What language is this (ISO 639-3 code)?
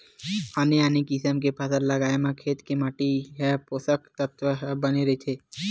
hne